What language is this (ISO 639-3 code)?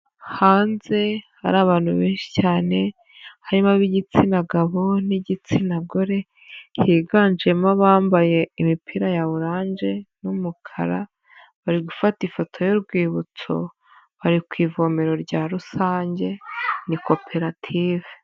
kin